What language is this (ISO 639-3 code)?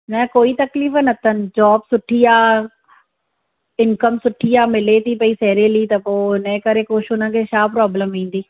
snd